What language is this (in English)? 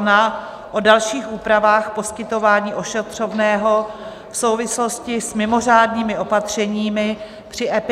Czech